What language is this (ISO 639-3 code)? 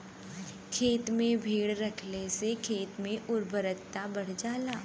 bho